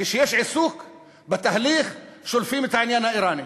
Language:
Hebrew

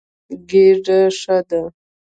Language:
Pashto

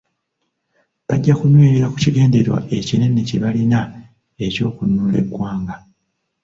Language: Ganda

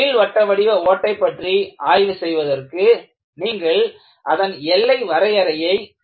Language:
Tamil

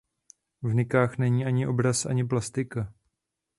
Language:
Czech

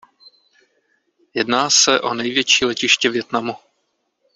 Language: Czech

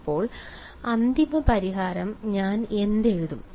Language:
Malayalam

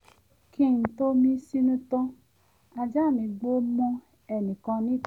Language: Yoruba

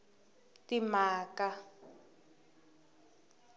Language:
Tsonga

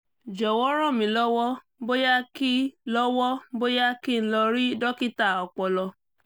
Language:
Yoruba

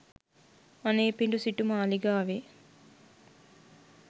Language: Sinhala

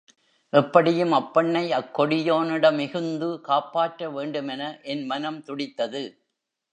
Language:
Tamil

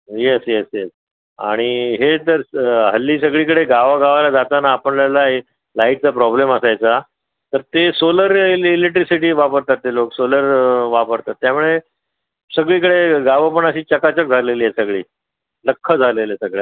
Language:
Marathi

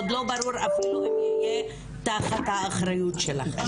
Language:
Hebrew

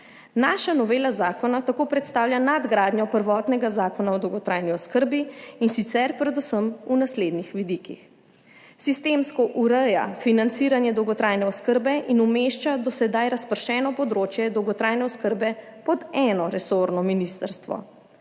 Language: Slovenian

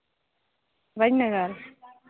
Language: Santali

